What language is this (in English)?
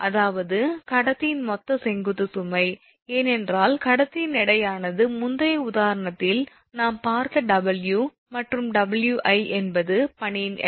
Tamil